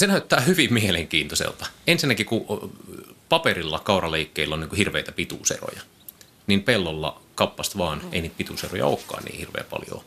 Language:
Finnish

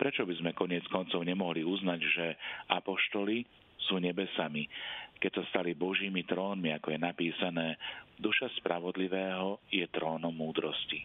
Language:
Slovak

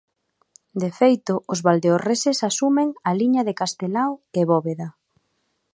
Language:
Galician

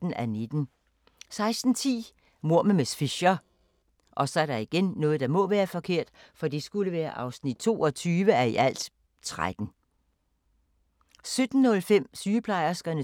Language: Danish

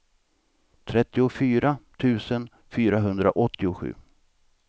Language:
Swedish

